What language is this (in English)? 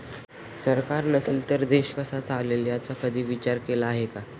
Marathi